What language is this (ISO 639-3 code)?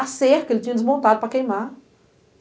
por